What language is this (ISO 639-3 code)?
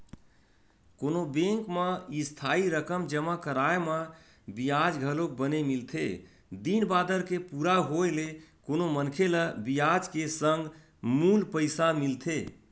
hne